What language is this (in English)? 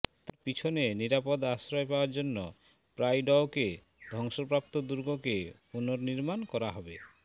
Bangla